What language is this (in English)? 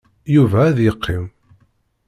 Kabyle